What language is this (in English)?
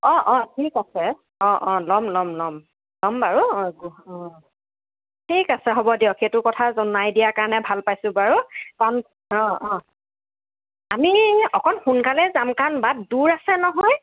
Assamese